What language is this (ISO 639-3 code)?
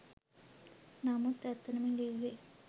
sin